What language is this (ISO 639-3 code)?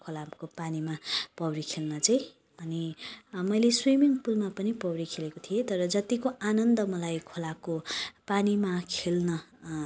nep